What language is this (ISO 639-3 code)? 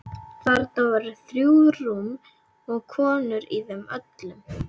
isl